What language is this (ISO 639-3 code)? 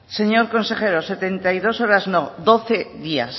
spa